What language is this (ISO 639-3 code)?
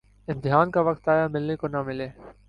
urd